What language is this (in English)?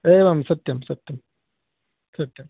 Sanskrit